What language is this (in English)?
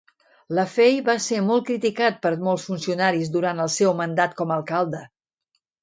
Catalan